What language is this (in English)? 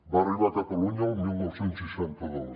Catalan